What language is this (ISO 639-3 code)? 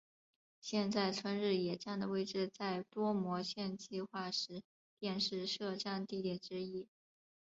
zho